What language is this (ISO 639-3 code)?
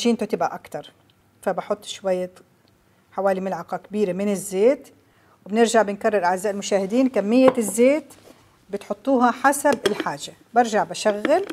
ara